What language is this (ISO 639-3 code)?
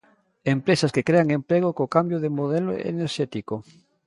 glg